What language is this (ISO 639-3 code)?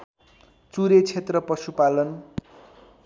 nep